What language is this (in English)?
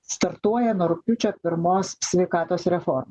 Lithuanian